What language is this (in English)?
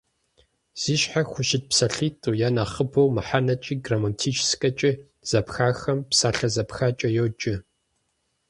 Kabardian